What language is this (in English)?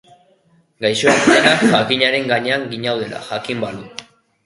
Basque